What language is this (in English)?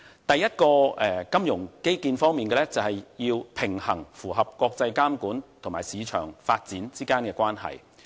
Cantonese